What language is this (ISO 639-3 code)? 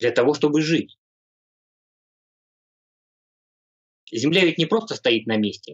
rus